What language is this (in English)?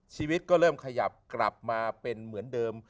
Thai